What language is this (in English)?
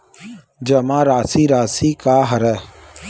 Chhattisgarhi